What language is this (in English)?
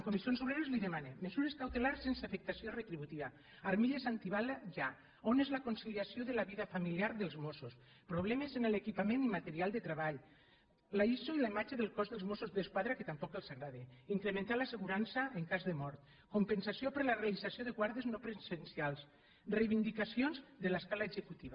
Catalan